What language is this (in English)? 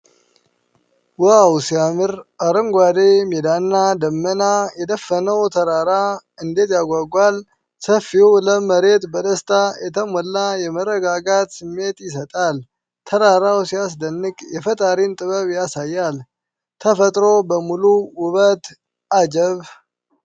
Amharic